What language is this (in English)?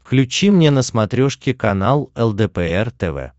Russian